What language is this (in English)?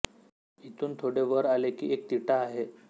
Marathi